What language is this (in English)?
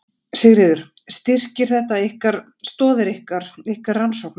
Icelandic